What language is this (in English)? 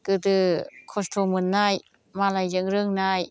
Bodo